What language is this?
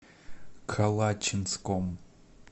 Russian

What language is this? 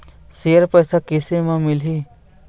Chhattisgarhi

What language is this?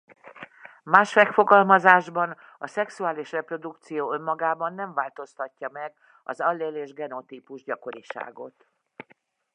Hungarian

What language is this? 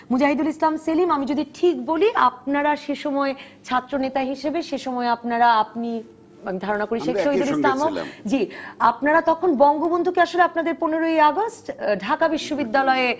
Bangla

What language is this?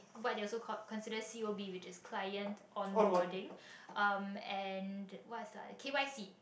English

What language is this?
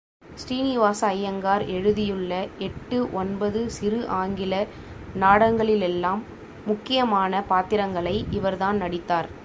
Tamil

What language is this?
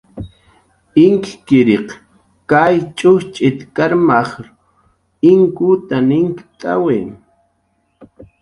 Jaqaru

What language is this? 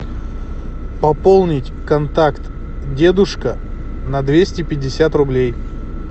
Russian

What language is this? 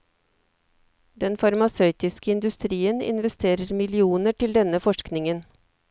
Norwegian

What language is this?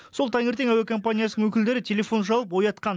Kazakh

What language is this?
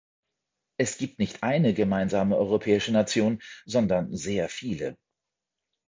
German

